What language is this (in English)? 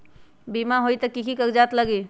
Magahi